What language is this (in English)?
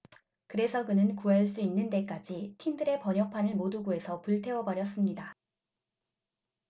Korean